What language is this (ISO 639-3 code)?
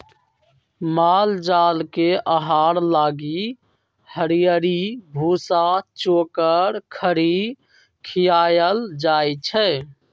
mag